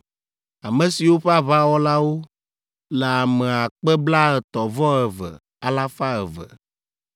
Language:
Ewe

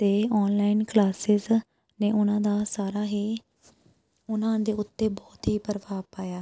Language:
Punjabi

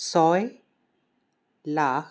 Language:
Assamese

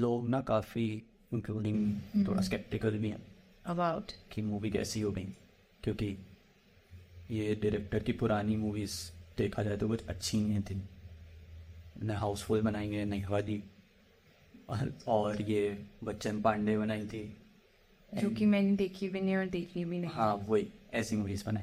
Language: Hindi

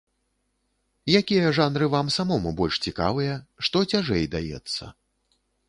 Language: Belarusian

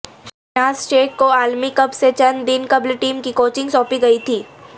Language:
Urdu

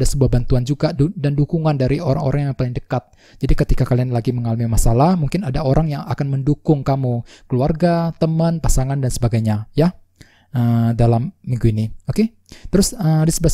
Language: Indonesian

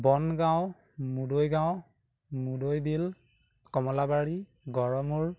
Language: Assamese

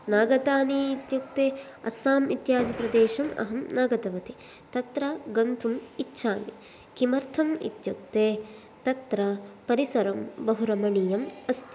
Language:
Sanskrit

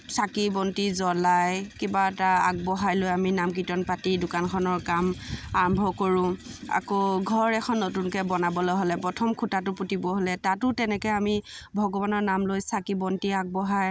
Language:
Assamese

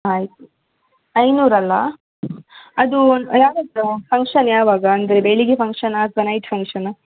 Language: Kannada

